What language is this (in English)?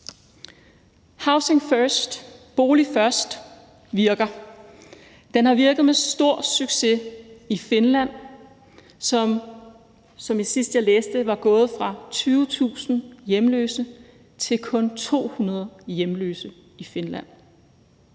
Danish